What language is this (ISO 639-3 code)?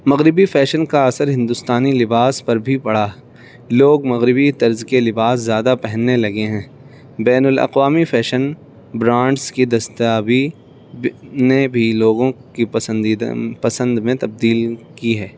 urd